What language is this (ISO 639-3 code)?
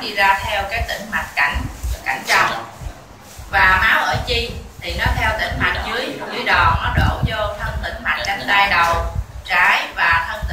vie